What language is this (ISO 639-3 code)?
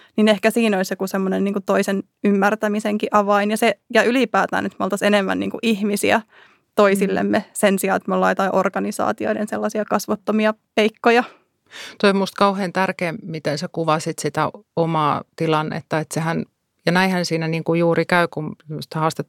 fin